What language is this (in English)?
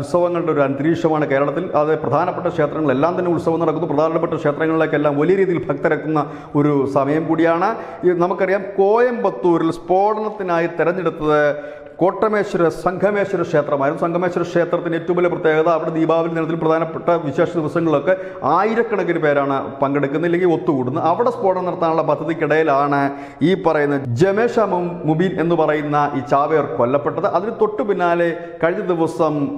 Arabic